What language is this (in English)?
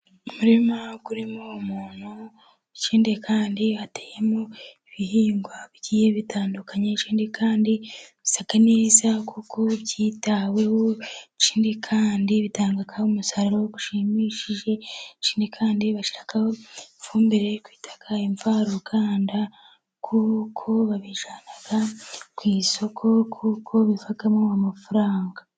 Kinyarwanda